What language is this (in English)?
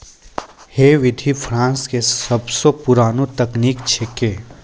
Maithili